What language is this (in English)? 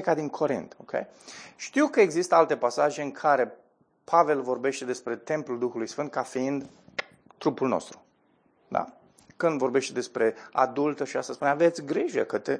Romanian